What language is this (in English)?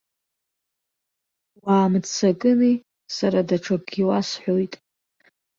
Abkhazian